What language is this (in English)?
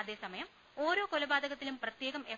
Malayalam